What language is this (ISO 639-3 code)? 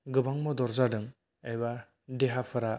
brx